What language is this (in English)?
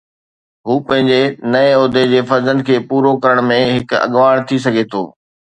Sindhi